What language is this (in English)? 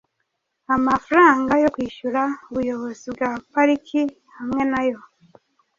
Kinyarwanda